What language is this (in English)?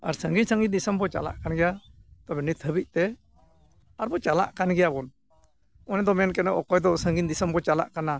Santali